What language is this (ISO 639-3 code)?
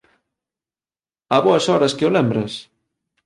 glg